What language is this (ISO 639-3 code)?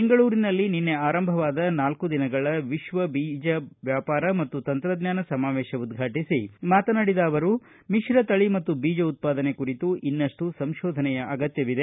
kan